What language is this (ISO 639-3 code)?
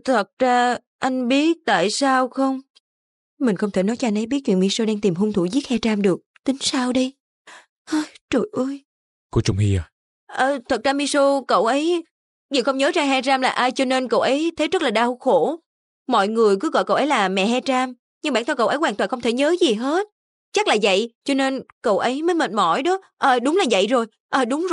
vie